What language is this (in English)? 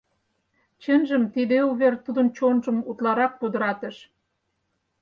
Mari